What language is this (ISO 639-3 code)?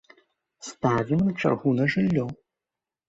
bel